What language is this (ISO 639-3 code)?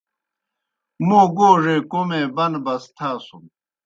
plk